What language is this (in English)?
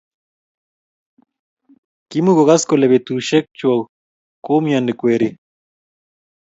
Kalenjin